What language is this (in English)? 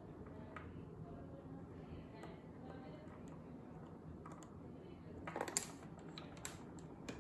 Italian